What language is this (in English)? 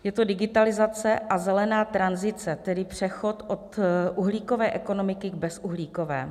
Czech